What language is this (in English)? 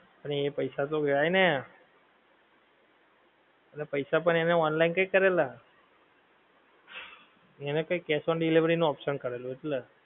Gujarati